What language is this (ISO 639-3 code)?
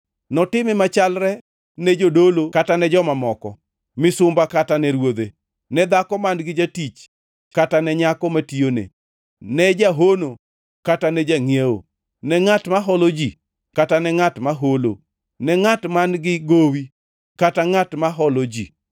luo